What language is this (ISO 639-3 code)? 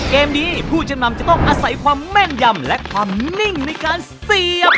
tha